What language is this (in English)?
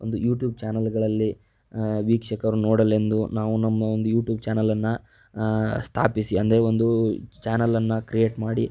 Kannada